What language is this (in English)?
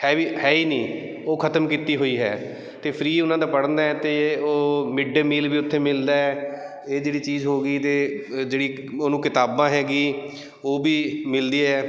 Punjabi